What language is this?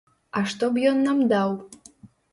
Belarusian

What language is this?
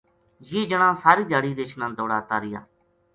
Gujari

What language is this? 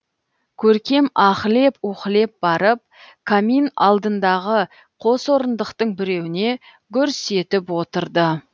Kazakh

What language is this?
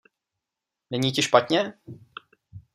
Czech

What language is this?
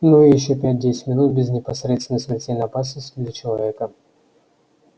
Russian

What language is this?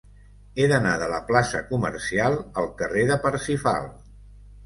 Catalan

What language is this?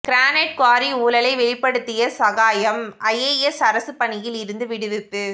Tamil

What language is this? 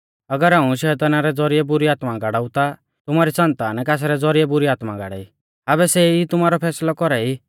Mahasu Pahari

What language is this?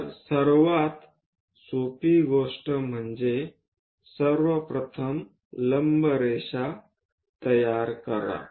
Marathi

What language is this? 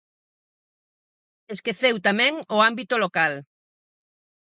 Galician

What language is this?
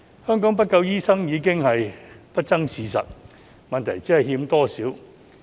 Cantonese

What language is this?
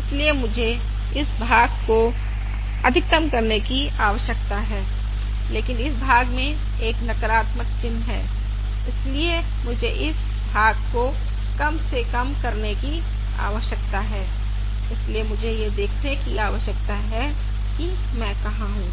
Hindi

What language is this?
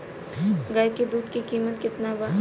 Bhojpuri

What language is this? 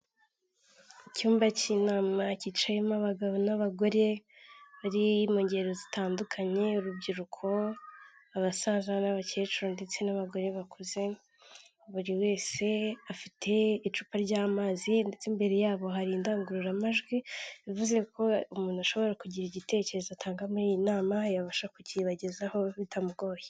Kinyarwanda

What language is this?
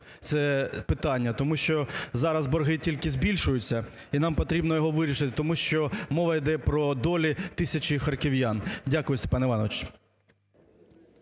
Ukrainian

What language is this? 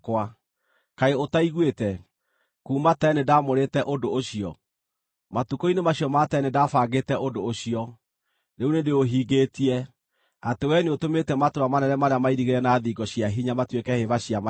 Kikuyu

